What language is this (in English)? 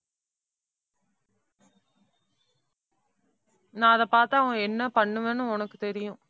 Tamil